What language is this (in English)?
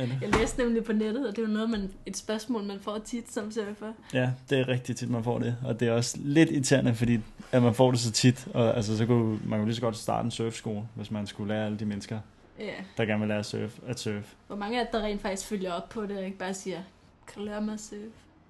Danish